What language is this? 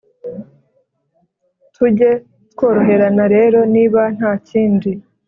Kinyarwanda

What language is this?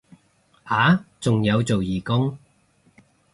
Cantonese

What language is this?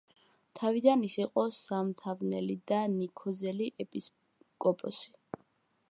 Georgian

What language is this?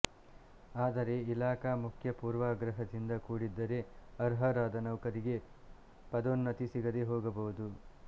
Kannada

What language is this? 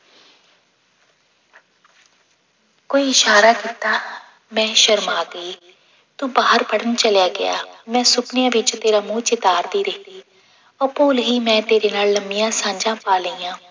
Punjabi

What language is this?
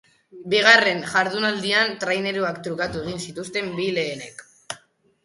Basque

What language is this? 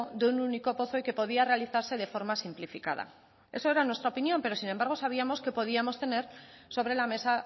Spanish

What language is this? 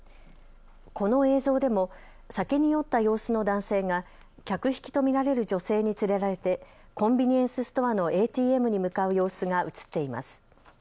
Japanese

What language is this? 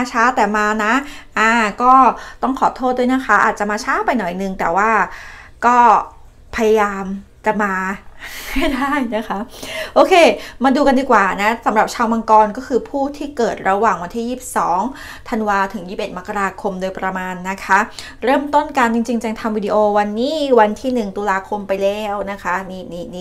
Thai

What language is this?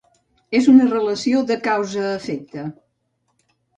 Catalan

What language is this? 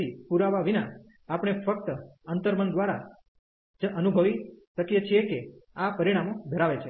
Gujarati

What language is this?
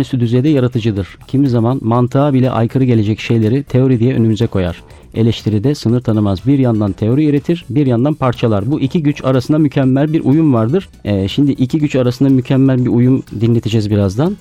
Turkish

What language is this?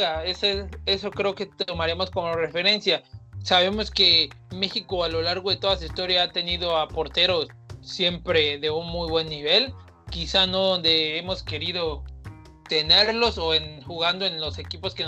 Spanish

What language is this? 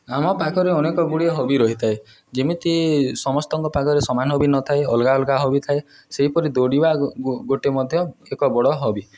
Odia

